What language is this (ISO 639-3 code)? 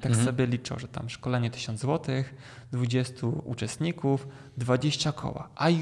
pol